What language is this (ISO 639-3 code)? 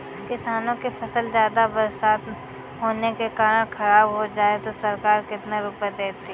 hin